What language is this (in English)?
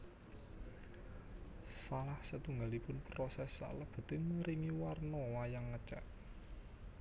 Javanese